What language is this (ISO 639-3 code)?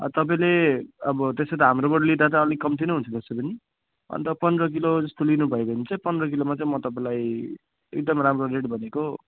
nep